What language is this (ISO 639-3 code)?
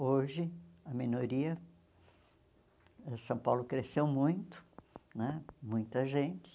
por